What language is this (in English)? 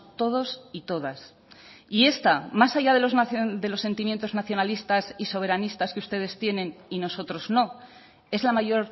Spanish